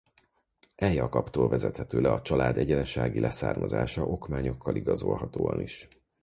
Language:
Hungarian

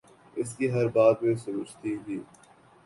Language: Urdu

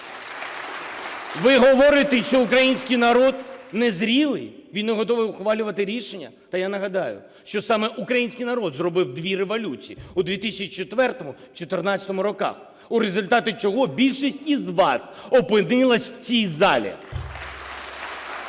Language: Ukrainian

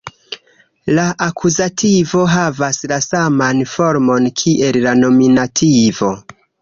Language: Esperanto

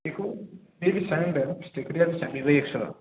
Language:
Bodo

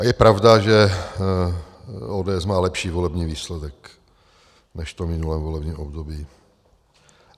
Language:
Czech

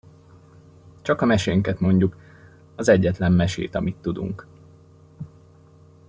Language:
Hungarian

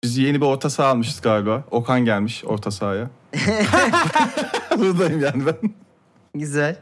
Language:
Turkish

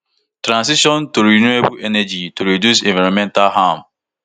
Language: Nigerian Pidgin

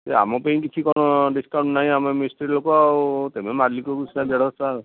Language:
Odia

